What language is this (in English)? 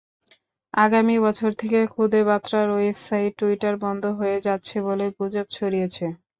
Bangla